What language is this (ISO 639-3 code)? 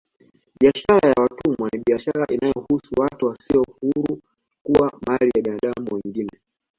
swa